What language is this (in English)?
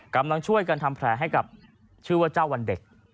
Thai